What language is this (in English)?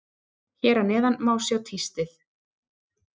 Icelandic